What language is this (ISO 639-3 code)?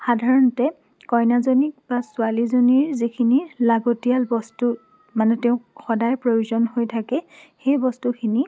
asm